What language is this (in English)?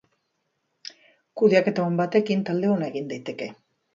Basque